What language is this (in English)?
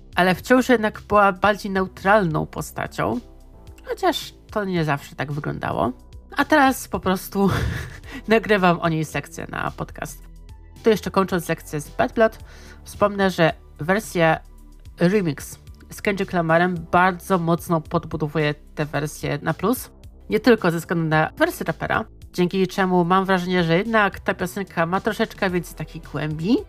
Polish